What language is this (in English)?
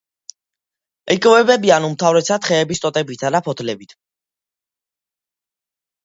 Georgian